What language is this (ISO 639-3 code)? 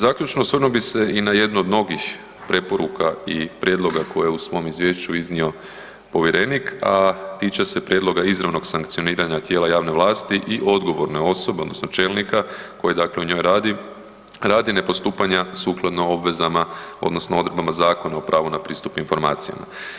hrv